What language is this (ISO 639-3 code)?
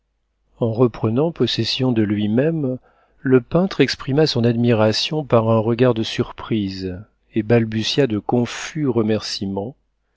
fra